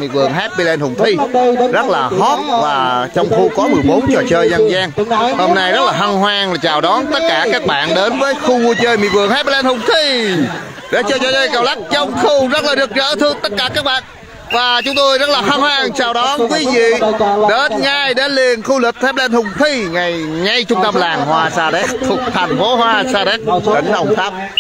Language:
Vietnamese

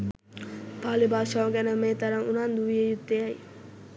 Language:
Sinhala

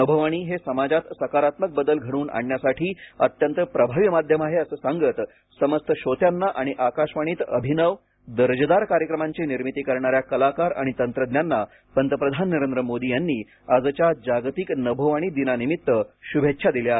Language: Marathi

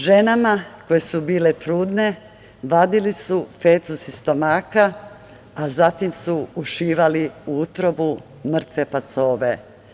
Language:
Serbian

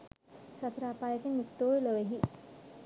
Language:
Sinhala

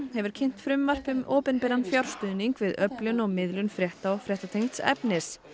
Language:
Icelandic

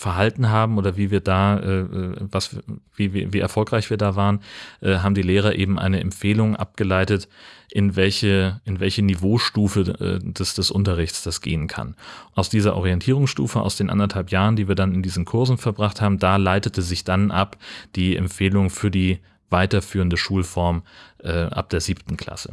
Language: German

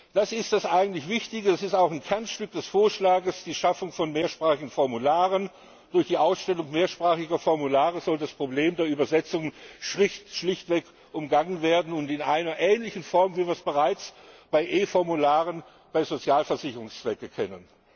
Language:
German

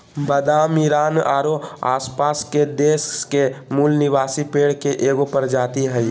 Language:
Magahi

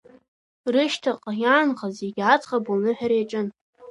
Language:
Abkhazian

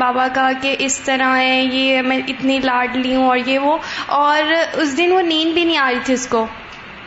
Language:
Urdu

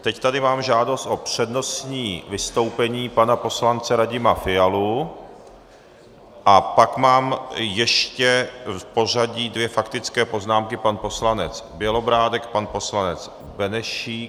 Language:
Czech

